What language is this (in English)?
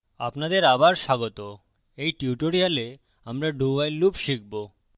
Bangla